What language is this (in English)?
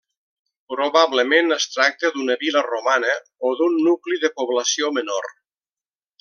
Catalan